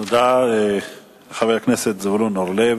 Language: Hebrew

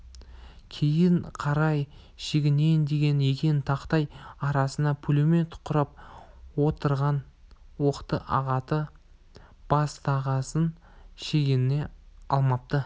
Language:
Kazakh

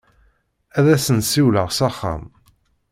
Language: Kabyle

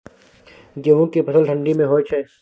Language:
Maithili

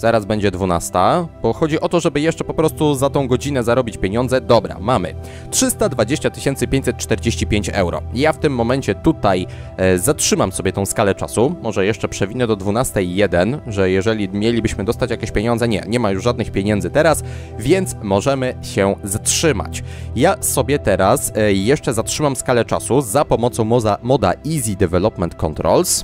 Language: Polish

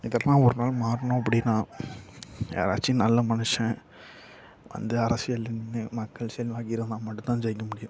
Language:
Tamil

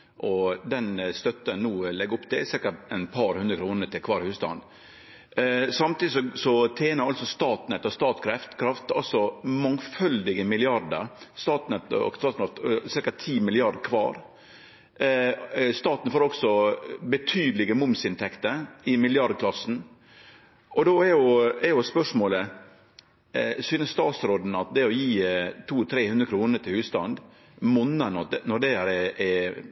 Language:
Norwegian Nynorsk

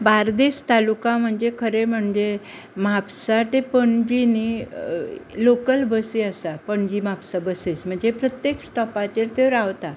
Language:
Konkani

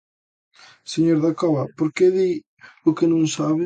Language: Galician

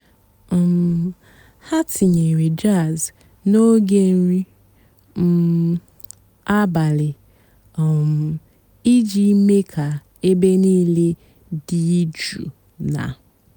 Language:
Igbo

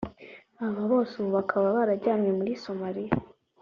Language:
Kinyarwanda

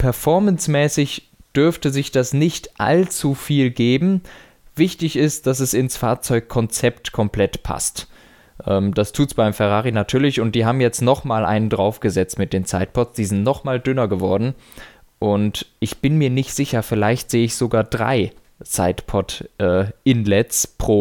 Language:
German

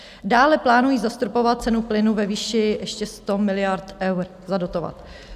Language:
Czech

